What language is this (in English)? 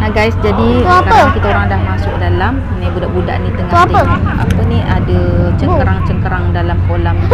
Malay